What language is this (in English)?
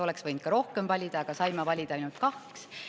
Estonian